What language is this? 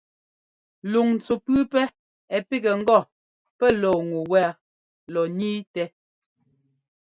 Ngomba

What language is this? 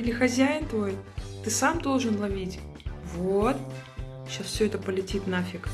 Russian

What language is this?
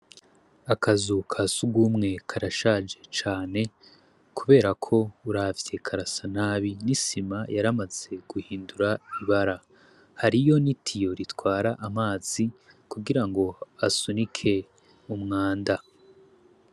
Rundi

